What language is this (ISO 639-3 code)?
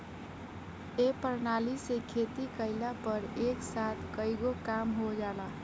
bho